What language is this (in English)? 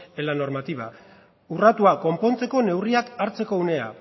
Basque